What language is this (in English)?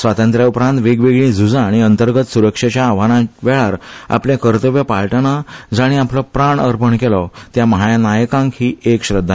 Konkani